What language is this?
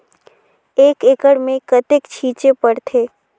Chhattisgarhi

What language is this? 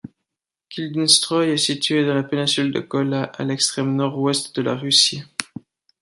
French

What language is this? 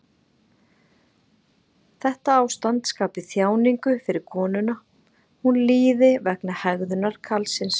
Icelandic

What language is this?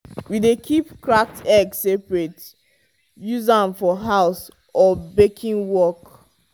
Nigerian Pidgin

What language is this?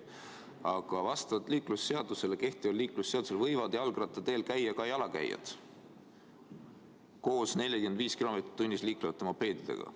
Estonian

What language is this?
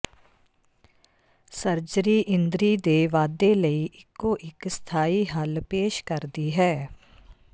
Punjabi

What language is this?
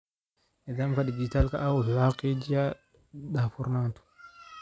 Somali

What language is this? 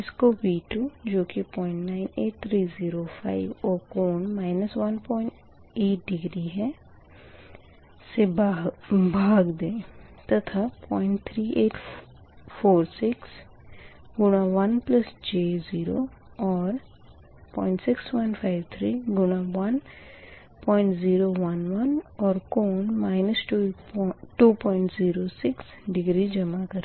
Hindi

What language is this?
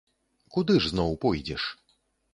Belarusian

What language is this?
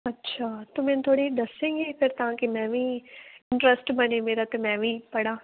Punjabi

